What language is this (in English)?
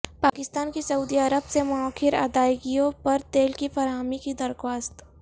Urdu